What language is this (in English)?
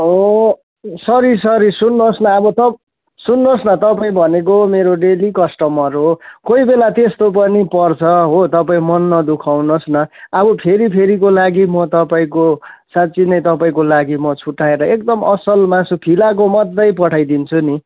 Nepali